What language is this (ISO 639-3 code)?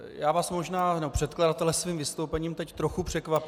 ces